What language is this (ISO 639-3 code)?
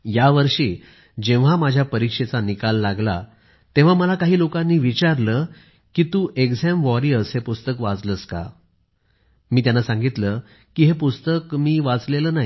mar